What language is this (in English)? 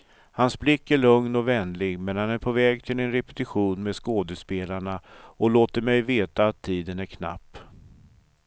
Swedish